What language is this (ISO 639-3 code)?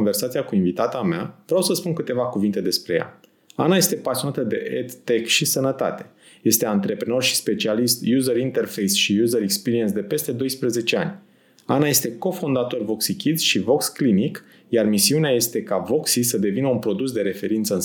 ron